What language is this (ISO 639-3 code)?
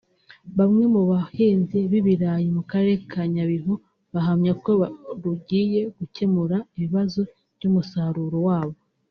kin